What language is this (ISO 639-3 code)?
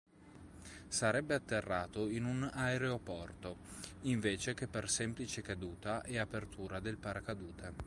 ita